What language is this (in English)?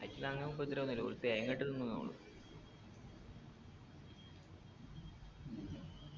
Malayalam